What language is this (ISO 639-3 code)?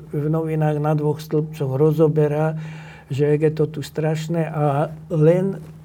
slk